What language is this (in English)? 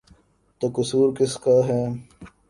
Urdu